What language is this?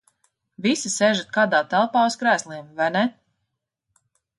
Latvian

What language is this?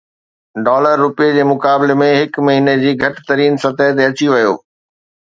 Sindhi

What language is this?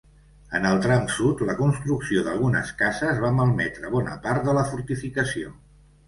Catalan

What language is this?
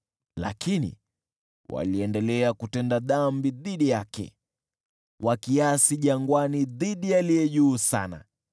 Swahili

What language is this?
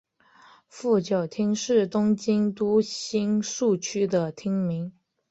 Chinese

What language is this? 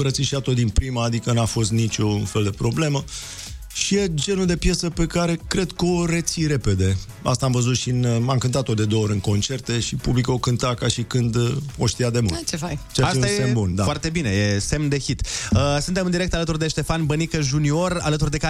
Romanian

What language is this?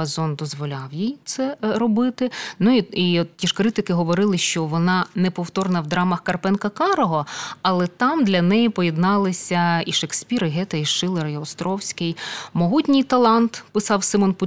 Ukrainian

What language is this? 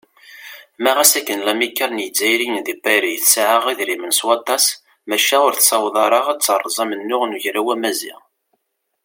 Kabyle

